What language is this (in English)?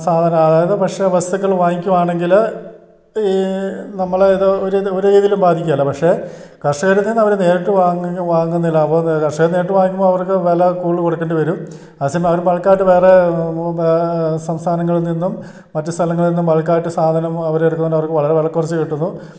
Malayalam